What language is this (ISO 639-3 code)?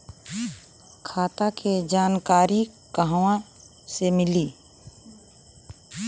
bho